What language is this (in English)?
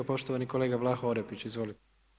Croatian